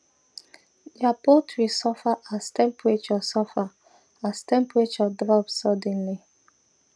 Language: Nigerian Pidgin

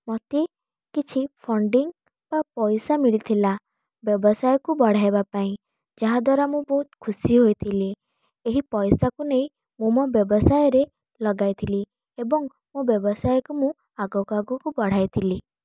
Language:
Odia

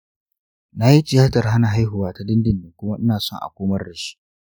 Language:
Hausa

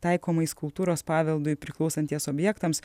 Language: Lithuanian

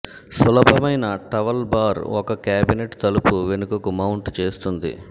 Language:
Telugu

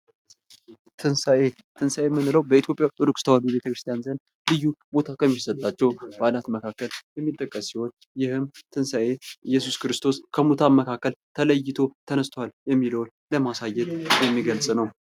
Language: Amharic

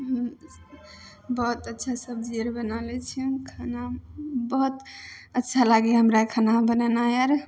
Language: Maithili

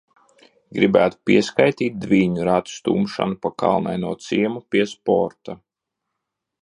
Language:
Latvian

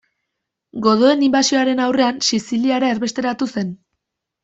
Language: Basque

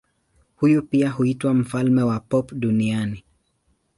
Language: Swahili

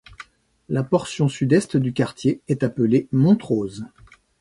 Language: French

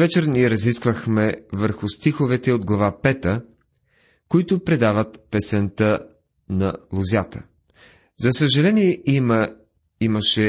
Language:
Bulgarian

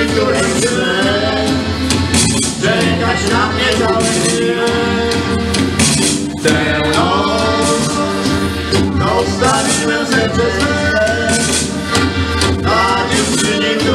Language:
Romanian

